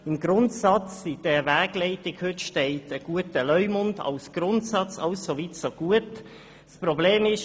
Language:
Swiss German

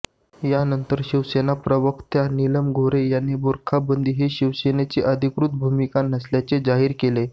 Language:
Marathi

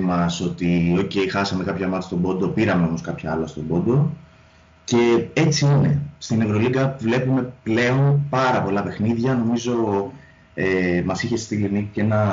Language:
Greek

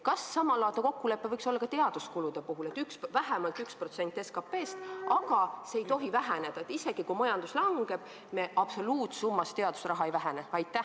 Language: Estonian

